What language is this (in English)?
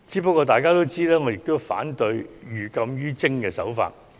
Cantonese